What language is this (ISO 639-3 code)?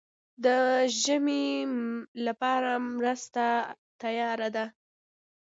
pus